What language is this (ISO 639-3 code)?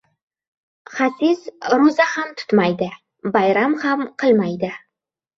uzb